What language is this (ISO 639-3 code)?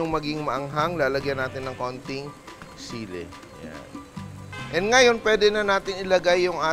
fil